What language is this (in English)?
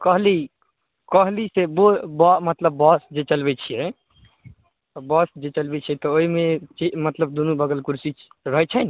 Maithili